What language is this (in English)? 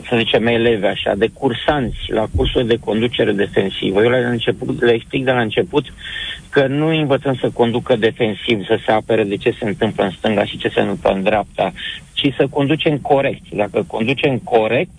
Romanian